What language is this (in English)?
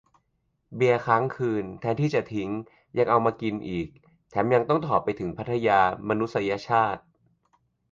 Thai